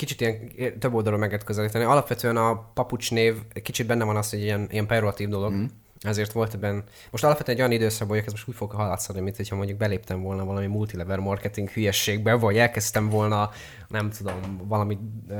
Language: Hungarian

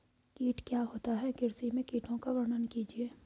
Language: Hindi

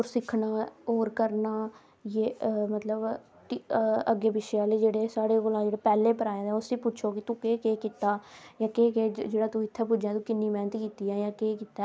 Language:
Dogri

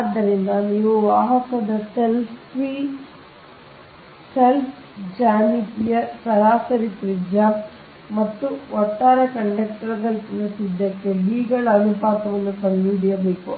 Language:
Kannada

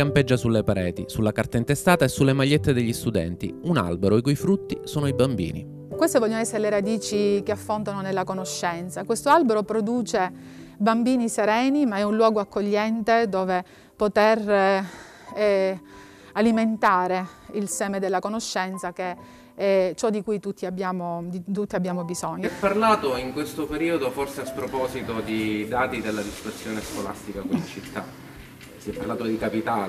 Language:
Italian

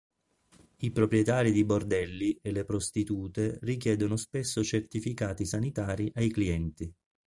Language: Italian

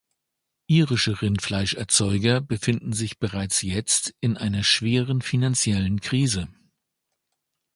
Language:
German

